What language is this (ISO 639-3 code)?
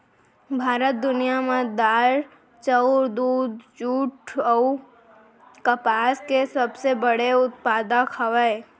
hne